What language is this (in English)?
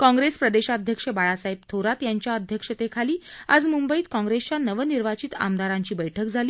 Marathi